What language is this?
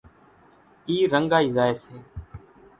Kachi Koli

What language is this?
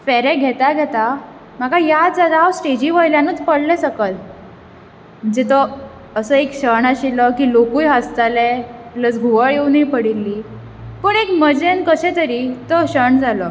Konkani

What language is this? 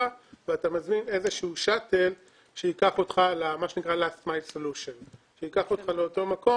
Hebrew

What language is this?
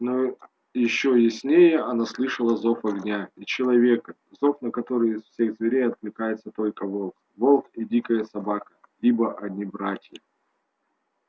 Russian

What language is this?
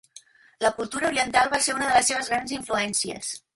Catalan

